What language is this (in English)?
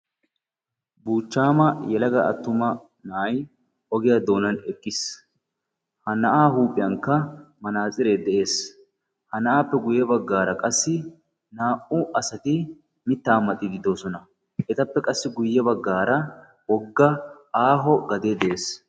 Wolaytta